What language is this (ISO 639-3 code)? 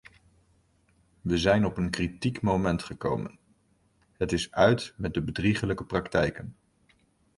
nld